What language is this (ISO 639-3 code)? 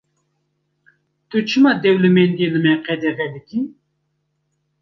kur